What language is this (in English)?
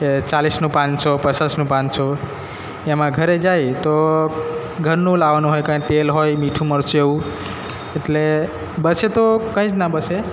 Gujarati